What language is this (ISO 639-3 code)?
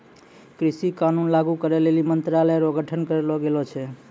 mai